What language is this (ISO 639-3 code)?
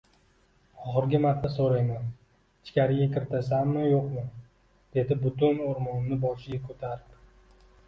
uzb